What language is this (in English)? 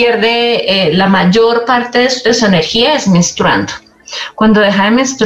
Spanish